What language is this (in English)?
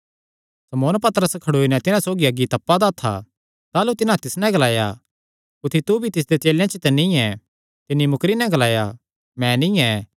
Kangri